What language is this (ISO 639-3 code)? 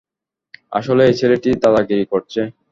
ben